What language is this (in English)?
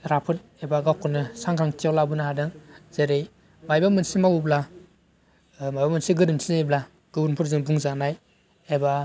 Bodo